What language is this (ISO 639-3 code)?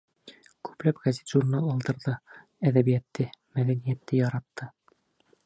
bak